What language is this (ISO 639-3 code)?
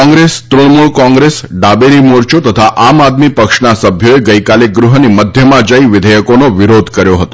guj